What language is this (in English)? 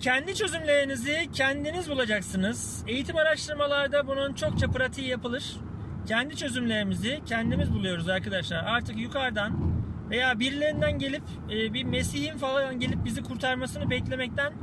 Turkish